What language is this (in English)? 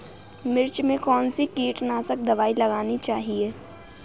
Hindi